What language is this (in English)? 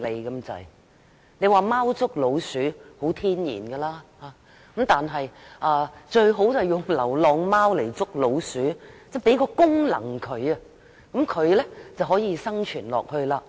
Cantonese